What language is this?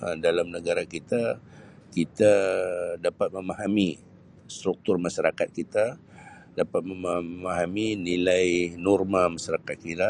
Sabah Malay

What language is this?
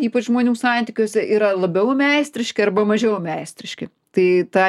Lithuanian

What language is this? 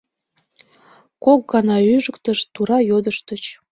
Mari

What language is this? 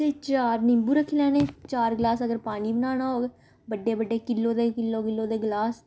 Dogri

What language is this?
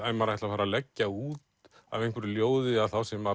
Icelandic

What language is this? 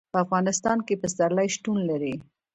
Pashto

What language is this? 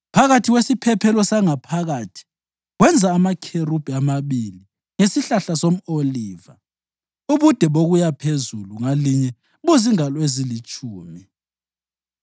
North Ndebele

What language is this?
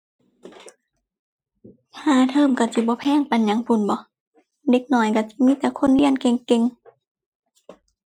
Thai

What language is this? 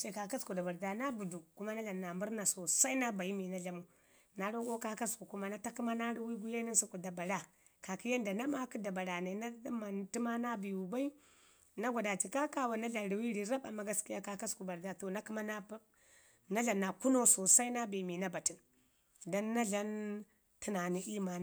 Ngizim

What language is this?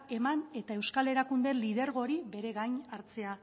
Basque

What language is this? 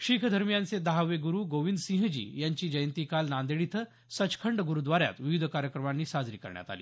Marathi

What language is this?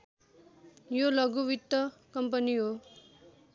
Nepali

